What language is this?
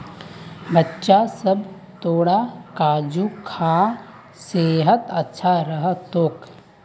Magahi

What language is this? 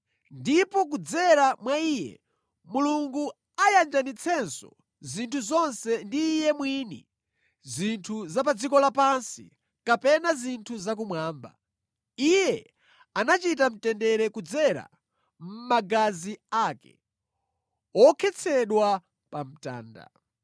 Nyanja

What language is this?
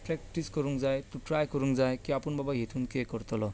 Konkani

